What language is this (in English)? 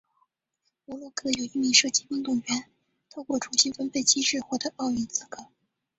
Chinese